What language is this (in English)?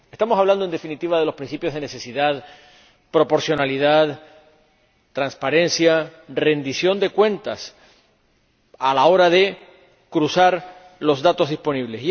Spanish